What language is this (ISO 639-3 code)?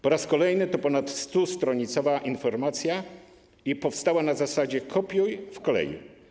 pol